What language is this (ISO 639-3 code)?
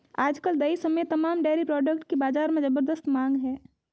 hin